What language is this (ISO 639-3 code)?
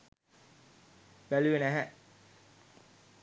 sin